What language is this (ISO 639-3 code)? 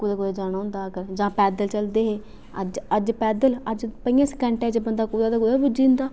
doi